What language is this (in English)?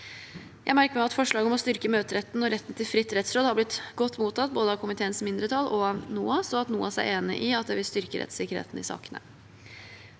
Norwegian